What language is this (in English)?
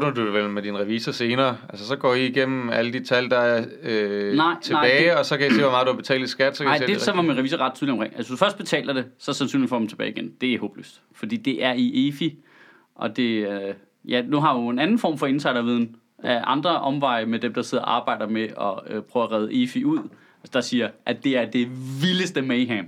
Danish